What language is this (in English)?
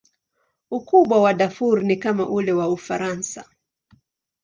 Swahili